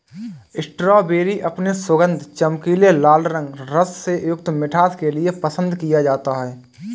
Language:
Hindi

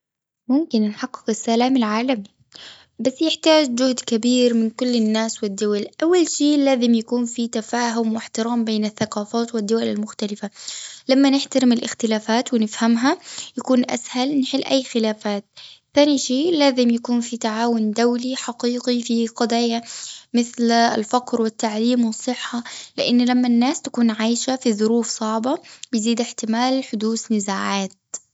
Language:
Gulf Arabic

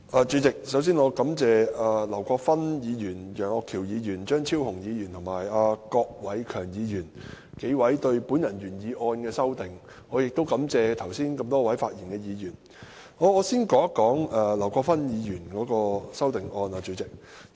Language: Cantonese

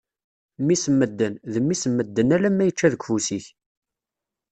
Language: Kabyle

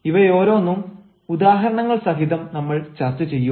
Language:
Malayalam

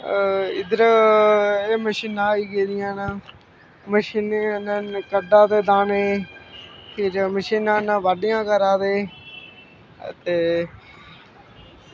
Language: Dogri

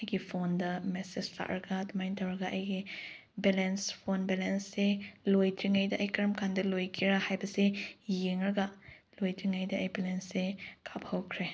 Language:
Manipuri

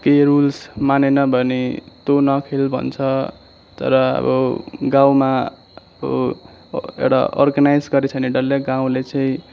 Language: Nepali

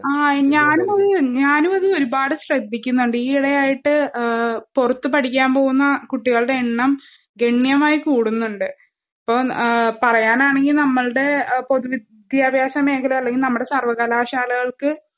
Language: Malayalam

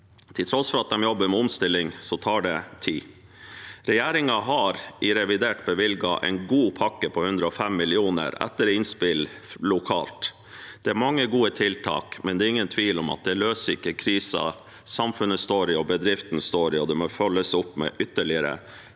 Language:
Norwegian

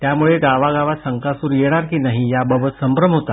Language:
Marathi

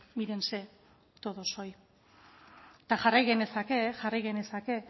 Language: Basque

